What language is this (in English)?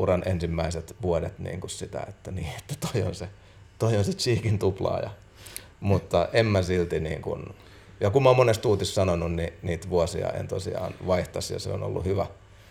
Finnish